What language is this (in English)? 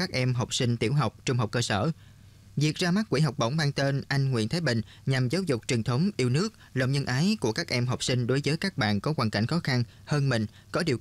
Vietnamese